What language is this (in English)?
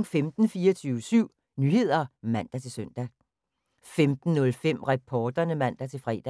Danish